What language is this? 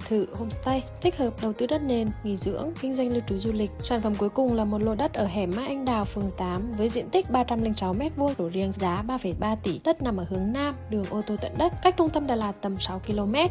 Vietnamese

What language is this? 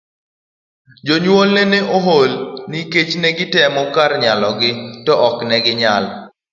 Luo (Kenya and Tanzania)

